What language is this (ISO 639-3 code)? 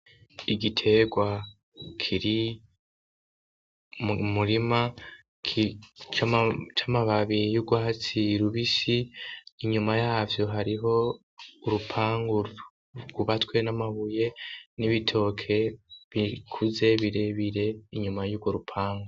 run